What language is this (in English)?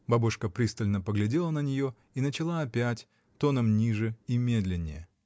Russian